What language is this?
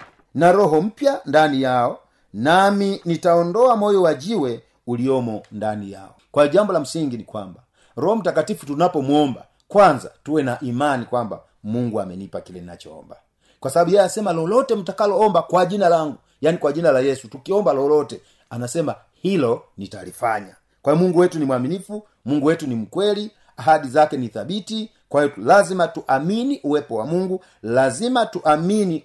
Swahili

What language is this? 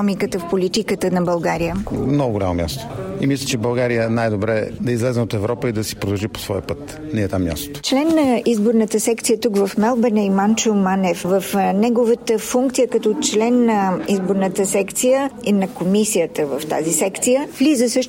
Bulgarian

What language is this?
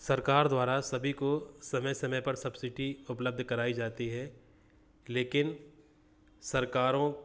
Hindi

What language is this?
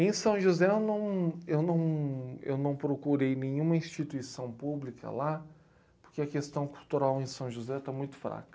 Portuguese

